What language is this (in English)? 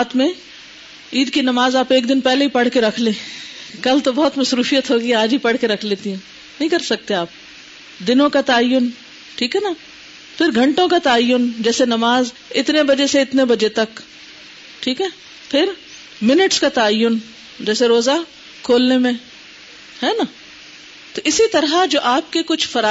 Urdu